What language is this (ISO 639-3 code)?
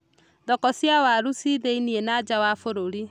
kik